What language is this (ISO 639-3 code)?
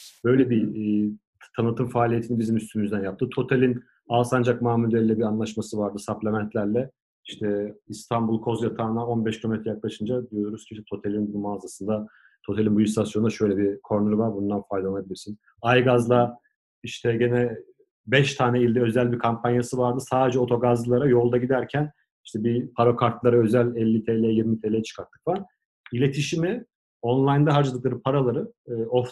tur